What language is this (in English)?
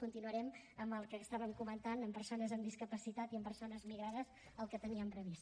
Catalan